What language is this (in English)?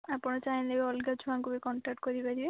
Odia